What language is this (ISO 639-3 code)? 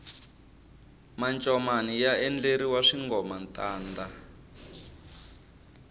tso